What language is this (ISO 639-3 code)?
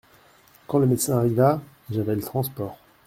fra